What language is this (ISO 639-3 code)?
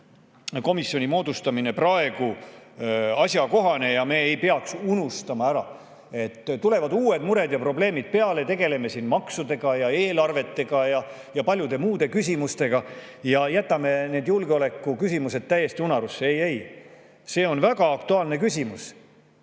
est